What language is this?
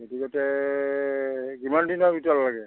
Assamese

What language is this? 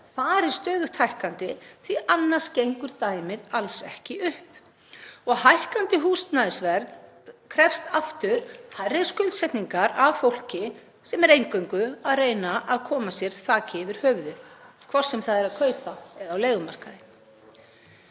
Icelandic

